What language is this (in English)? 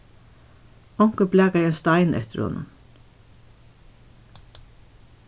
Faroese